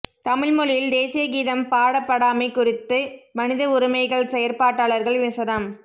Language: Tamil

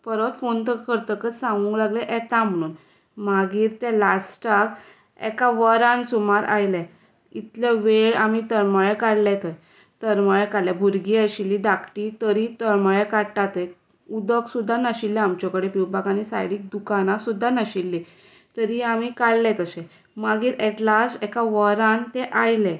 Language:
Konkani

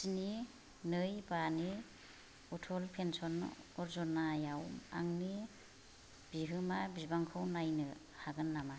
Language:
Bodo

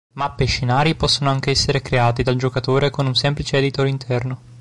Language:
Italian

